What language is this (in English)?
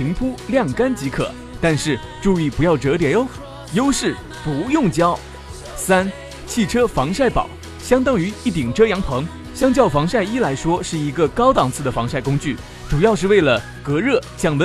Chinese